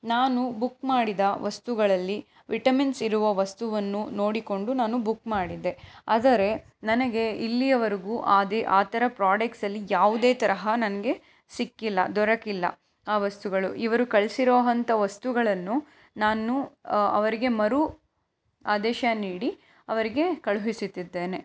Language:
Kannada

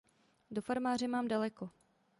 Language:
Czech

